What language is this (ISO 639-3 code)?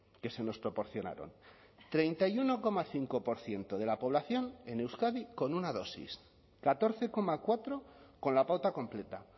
spa